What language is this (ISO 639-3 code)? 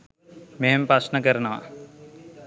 sin